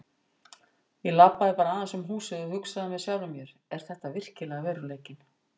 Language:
Icelandic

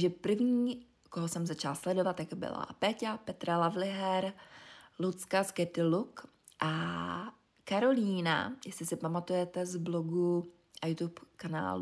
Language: Czech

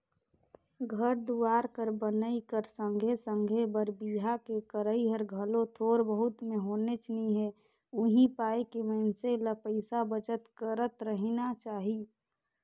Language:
Chhattisgarhi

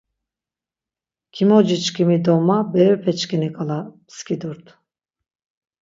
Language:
Laz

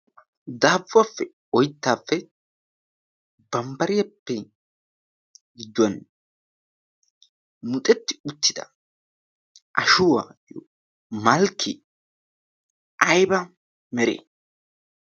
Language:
Wolaytta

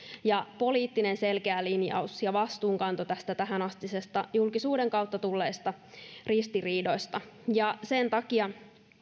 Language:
Finnish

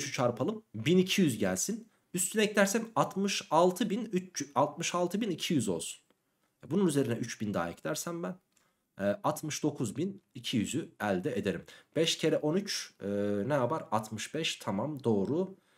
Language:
Turkish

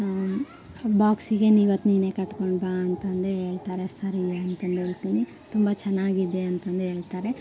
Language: Kannada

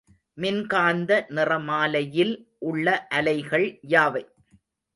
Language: Tamil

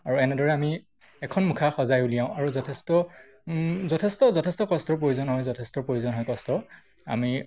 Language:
Assamese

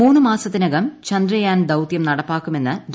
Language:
Malayalam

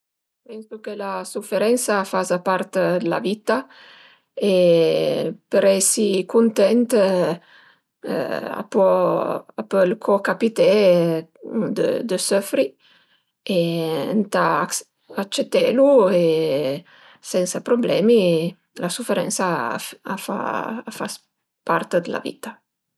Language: Piedmontese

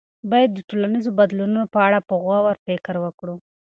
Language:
Pashto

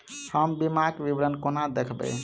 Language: Maithili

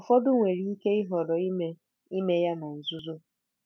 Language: Igbo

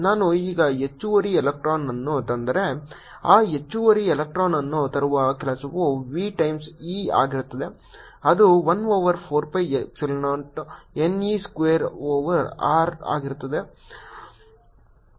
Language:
Kannada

